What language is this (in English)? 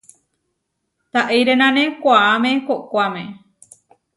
Huarijio